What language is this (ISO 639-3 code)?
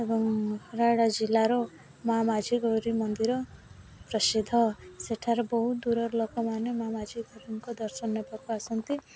ori